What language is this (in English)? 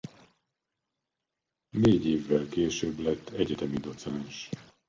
Hungarian